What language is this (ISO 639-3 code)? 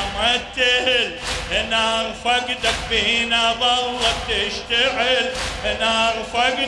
ara